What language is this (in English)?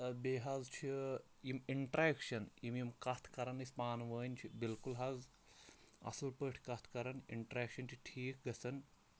Kashmiri